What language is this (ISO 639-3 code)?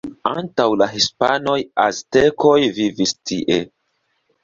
epo